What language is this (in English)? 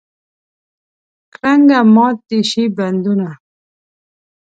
Pashto